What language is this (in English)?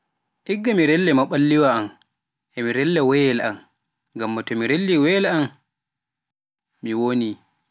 Pular